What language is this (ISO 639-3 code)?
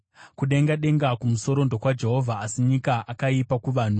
sna